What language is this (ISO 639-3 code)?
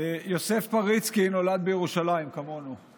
heb